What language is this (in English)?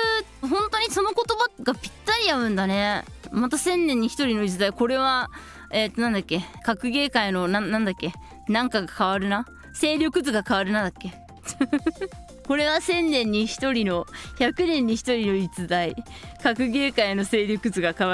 Japanese